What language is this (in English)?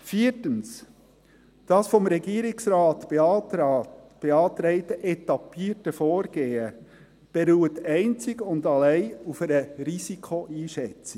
Swiss German